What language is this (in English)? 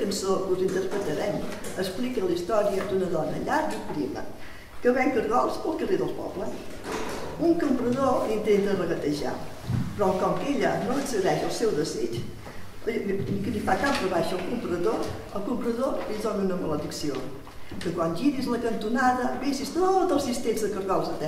Italian